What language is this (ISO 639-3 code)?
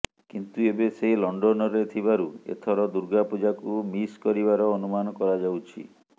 ori